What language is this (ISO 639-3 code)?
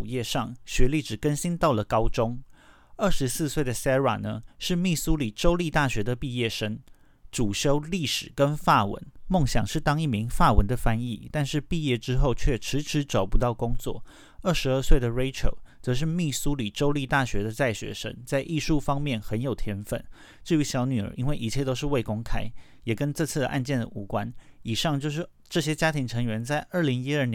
zho